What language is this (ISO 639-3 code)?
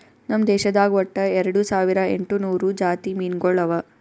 kan